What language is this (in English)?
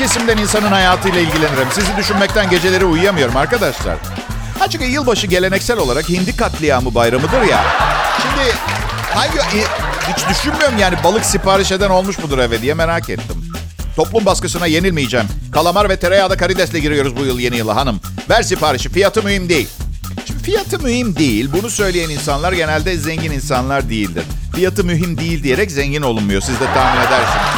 Turkish